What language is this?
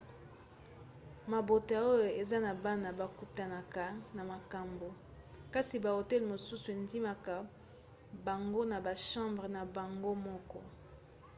Lingala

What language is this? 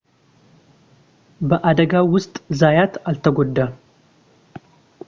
Amharic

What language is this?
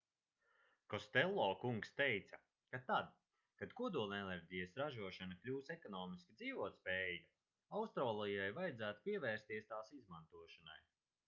Latvian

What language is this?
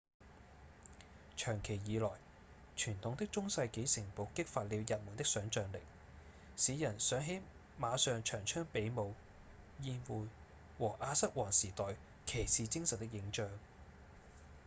Cantonese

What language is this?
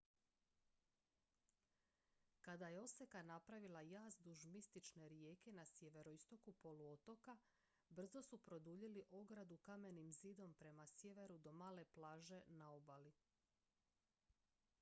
Croatian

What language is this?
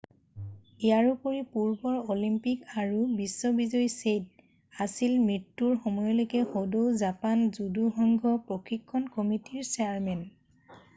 Assamese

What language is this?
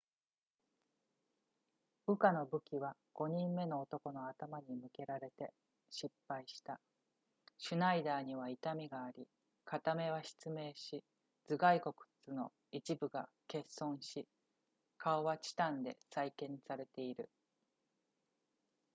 Japanese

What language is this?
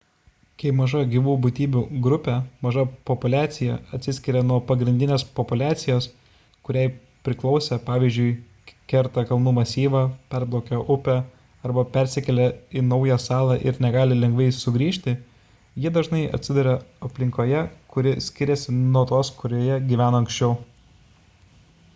Lithuanian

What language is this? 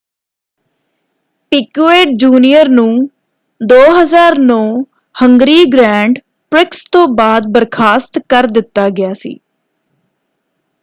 Punjabi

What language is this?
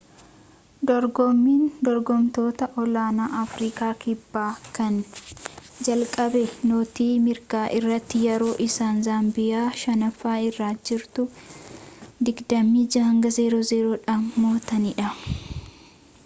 Oromo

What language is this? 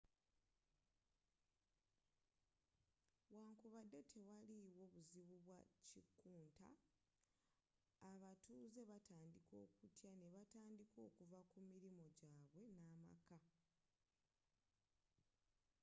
Ganda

